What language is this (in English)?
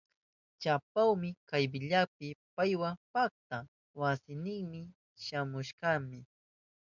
Southern Pastaza Quechua